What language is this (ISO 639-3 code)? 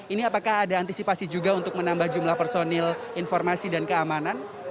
ind